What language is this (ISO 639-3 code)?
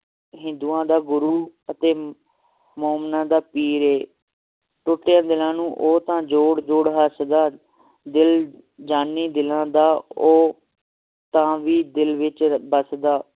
pan